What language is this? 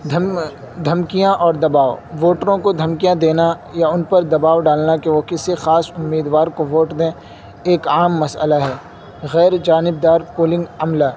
Urdu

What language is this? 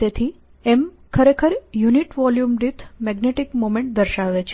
Gujarati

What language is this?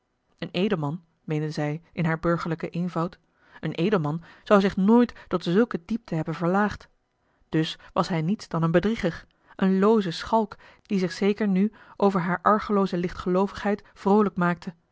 Dutch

